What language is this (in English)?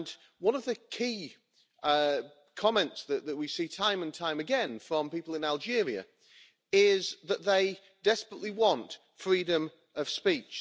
English